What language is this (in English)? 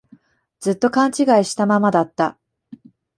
Japanese